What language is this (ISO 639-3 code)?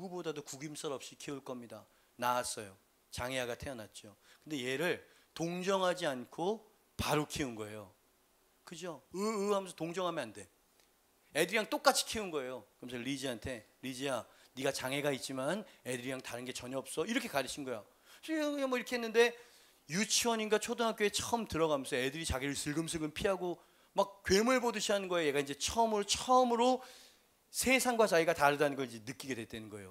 kor